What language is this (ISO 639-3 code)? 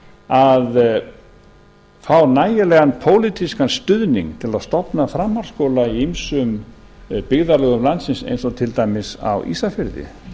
isl